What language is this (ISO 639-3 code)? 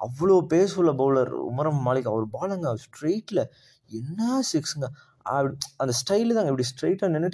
tam